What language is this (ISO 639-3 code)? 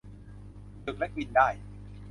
tha